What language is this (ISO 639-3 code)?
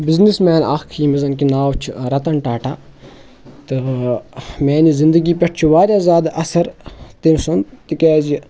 kas